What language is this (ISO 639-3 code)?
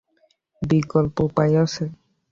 ben